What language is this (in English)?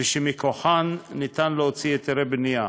Hebrew